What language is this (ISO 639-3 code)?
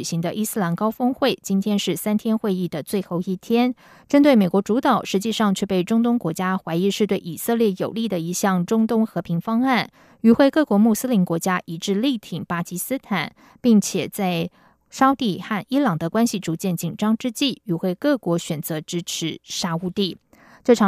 zho